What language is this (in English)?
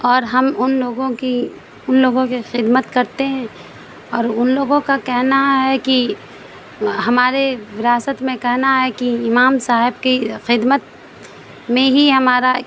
Urdu